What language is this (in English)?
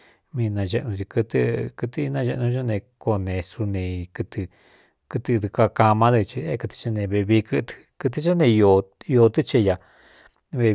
Cuyamecalco Mixtec